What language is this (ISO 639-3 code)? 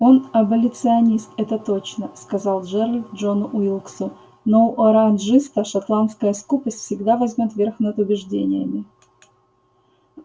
rus